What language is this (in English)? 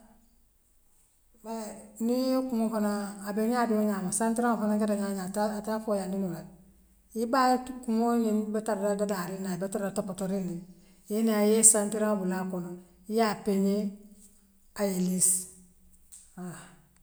Western Maninkakan